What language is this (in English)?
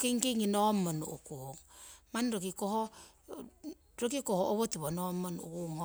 Siwai